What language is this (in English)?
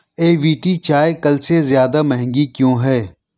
Urdu